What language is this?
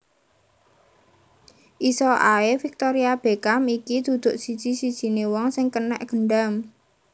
Javanese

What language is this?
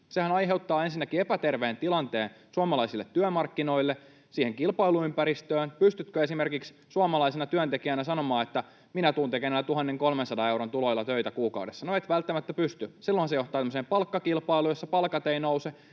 Finnish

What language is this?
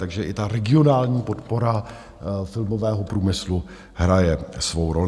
Czech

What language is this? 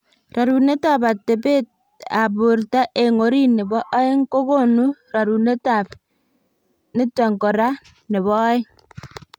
Kalenjin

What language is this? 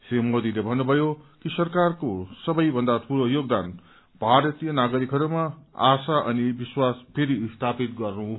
Nepali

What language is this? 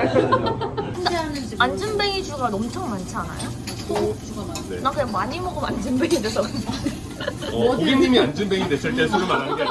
Korean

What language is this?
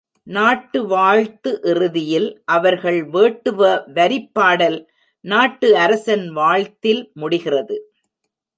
Tamil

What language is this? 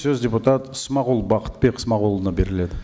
Kazakh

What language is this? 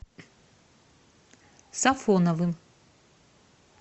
Russian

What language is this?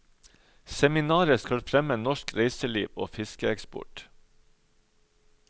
Norwegian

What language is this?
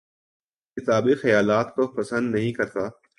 Urdu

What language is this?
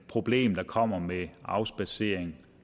Danish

